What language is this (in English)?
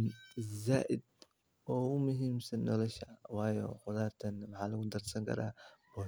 Somali